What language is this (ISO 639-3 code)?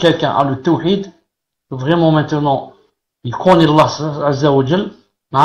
fra